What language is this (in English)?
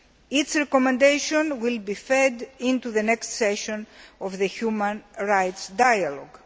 English